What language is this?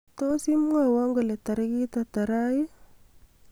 Kalenjin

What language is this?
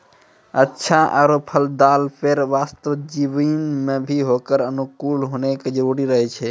Maithili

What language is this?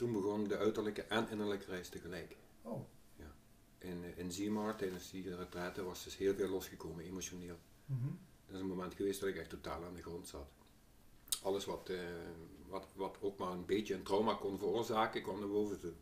Dutch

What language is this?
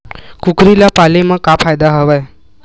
Chhattisgarhi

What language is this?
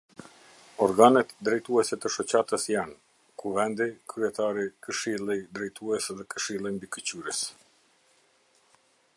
Albanian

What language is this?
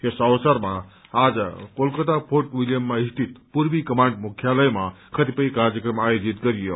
Nepali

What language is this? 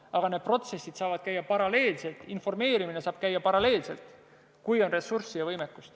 Estonian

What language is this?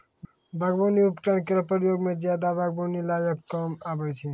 Maithili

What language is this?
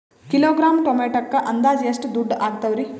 Kannada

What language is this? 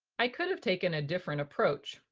English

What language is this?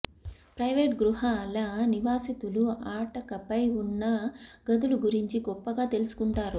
Telugu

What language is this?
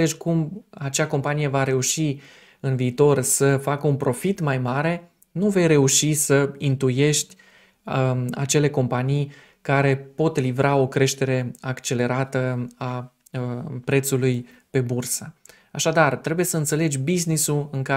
Romanian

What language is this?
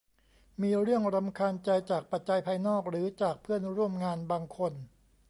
Thai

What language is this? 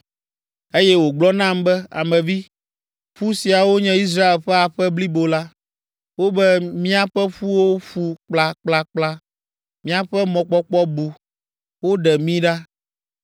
Ewe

